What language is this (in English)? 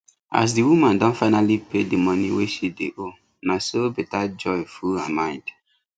Nigerian Pidgin